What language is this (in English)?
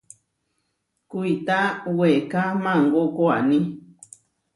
Huarijio